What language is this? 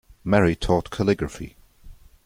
English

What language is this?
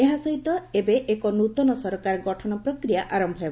Odia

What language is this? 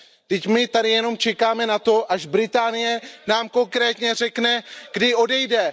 Czech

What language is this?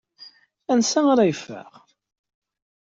Kabyle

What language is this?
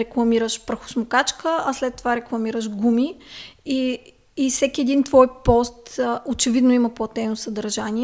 Bulgarian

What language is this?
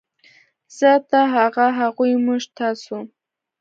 Pashto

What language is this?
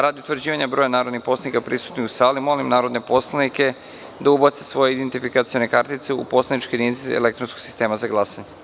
Serbian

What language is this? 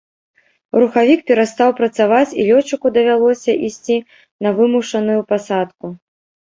Belarusian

